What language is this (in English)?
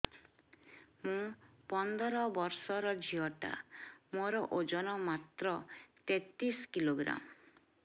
Odia